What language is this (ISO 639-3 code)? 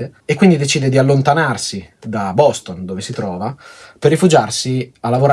ita